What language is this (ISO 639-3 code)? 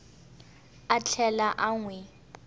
tso